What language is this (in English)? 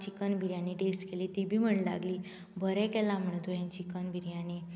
Konkani